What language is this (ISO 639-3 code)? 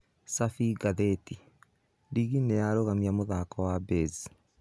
kik